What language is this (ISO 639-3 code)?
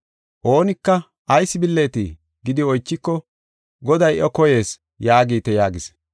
gof